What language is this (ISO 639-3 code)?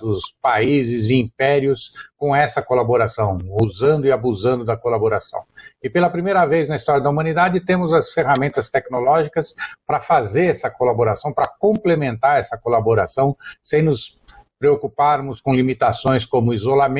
por